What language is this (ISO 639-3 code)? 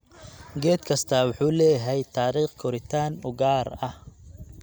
som